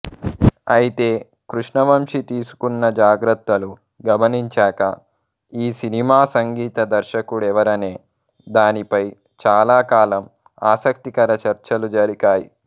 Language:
Telugu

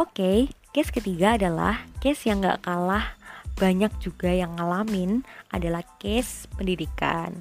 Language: Indonesian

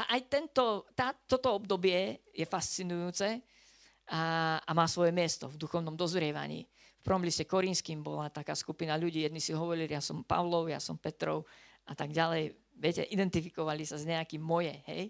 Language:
Slovak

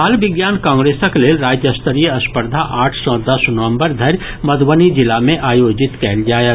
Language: Maithili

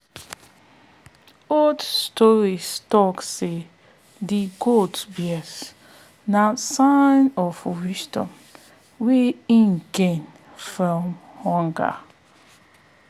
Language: Nigerian Pidgin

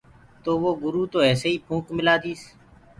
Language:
Gurgula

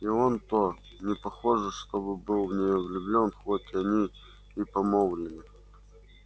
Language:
Russian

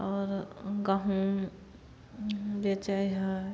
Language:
Maithili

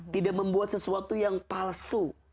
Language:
Indonesian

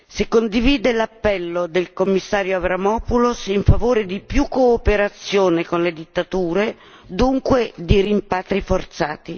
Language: Italian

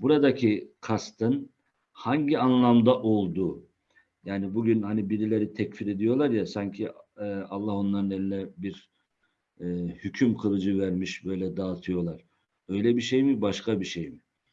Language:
Turkish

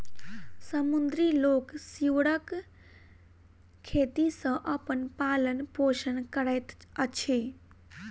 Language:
Maithili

